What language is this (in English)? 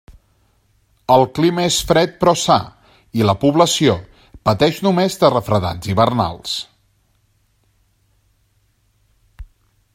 Catalan